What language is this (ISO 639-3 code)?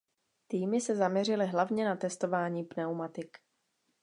ces